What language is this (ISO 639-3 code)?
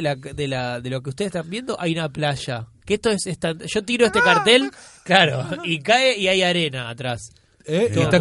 spa